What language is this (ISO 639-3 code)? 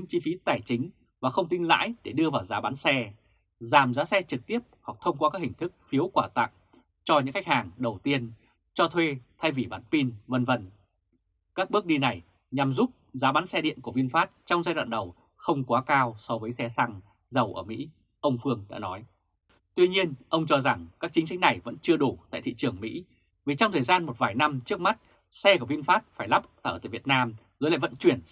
vie